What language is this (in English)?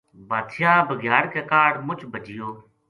Gujari